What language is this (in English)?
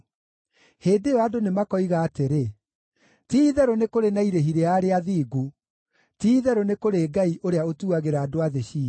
Kikuyu